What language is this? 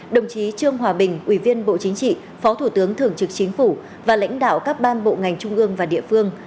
Vietnamese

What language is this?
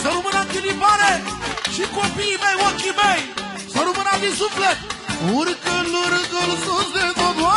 Romanian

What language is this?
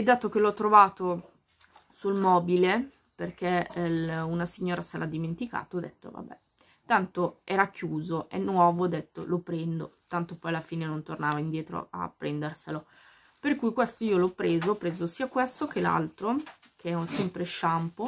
Italian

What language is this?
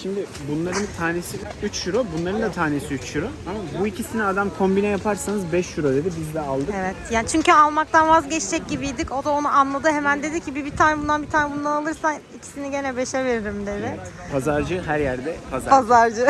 Turkish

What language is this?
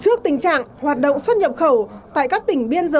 Vietnamese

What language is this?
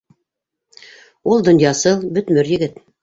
Bashkir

